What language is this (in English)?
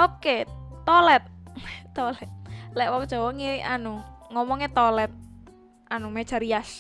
Indonesian